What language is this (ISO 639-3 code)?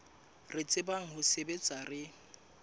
sot